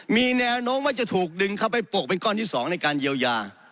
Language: Thai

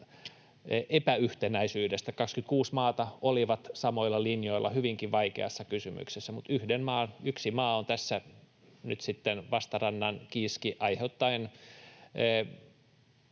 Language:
Finnish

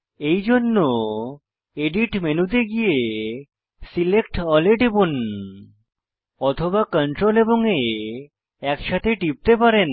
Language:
Bangla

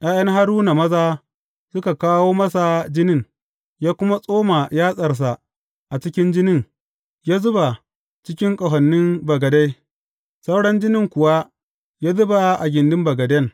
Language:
Hausa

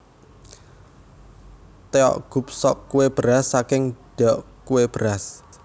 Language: Javanese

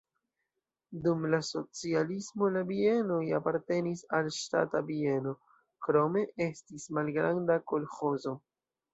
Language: Esperanto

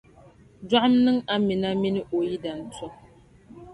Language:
Dagbani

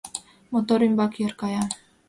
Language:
Mari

